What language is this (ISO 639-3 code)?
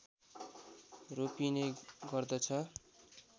nep